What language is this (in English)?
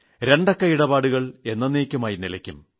Malayalam